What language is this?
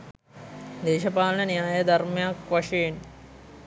Sinhala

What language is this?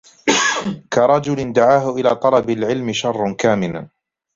Arabic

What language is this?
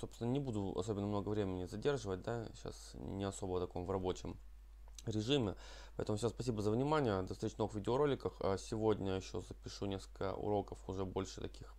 Russian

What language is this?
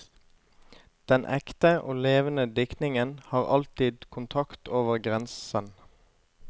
Norwegian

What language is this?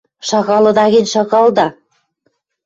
Western Mari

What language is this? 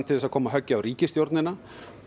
Icelandic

